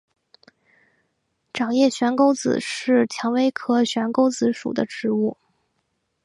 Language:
Chinese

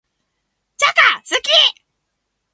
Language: Japanese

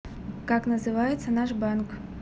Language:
Russian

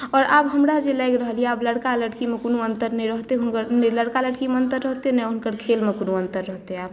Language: Maithili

